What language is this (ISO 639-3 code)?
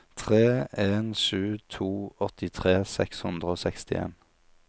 nor